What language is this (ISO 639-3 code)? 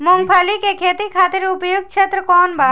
bho